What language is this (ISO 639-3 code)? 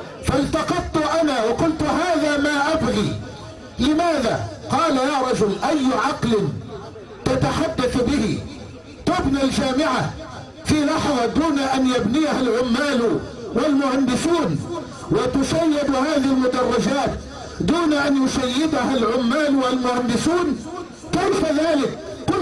ara